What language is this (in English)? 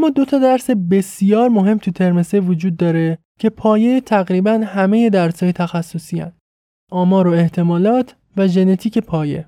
Persian